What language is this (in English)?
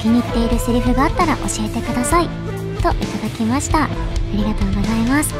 Japanese